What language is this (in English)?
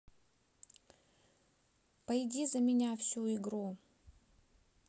Russian